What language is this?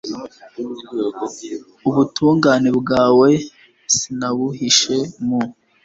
Kinyarwanda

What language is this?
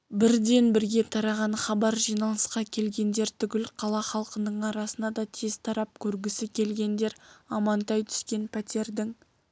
Kazakh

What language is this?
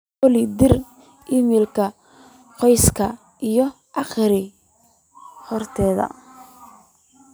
Somali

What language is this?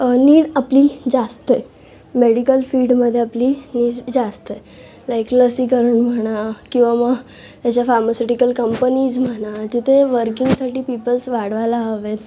Marathi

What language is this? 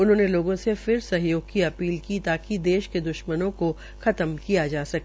Hindi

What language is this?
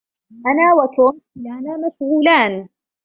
Arabic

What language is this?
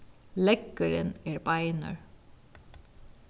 Faroese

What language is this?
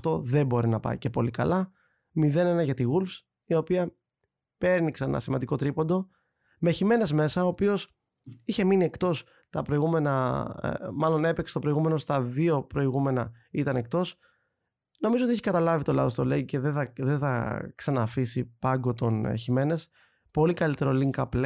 Greek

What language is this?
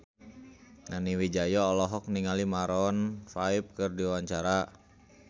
Sundanese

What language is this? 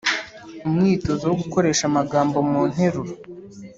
Kinyarwanda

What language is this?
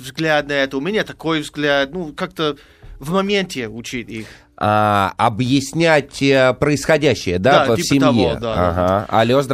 Russian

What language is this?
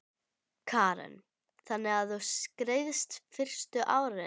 Icelandic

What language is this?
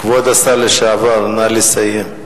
Hebrew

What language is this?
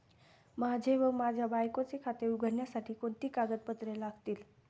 Marathi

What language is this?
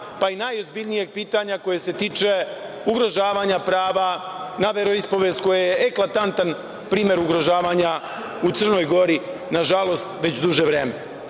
Serbian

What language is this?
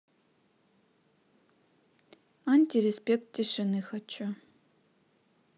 Russian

